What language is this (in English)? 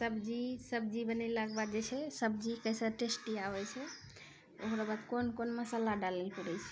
Maithili